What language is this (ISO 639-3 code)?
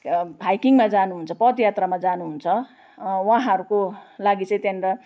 nep